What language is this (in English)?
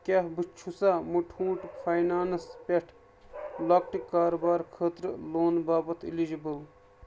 Kashmiri